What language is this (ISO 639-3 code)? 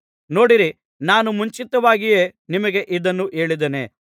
kan